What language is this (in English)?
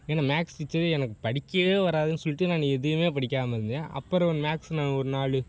Tamil